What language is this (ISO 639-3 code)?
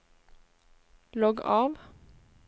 nor